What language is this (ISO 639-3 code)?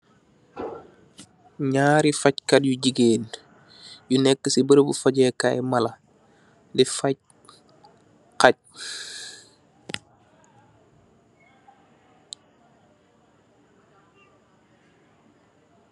wol